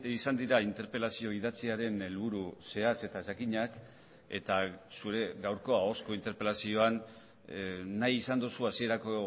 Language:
Basque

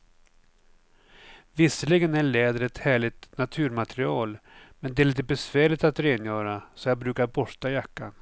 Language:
Swedish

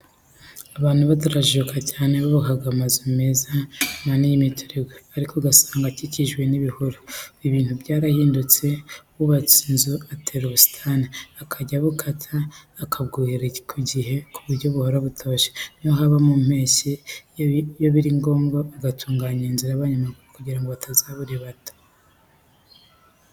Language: Kinyarwanda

